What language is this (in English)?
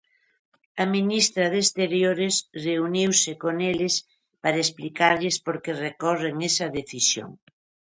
Galician